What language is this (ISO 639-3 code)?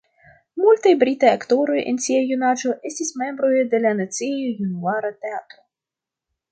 epo